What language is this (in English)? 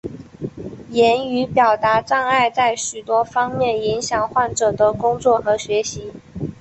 Chinese